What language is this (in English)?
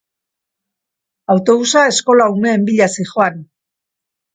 Basque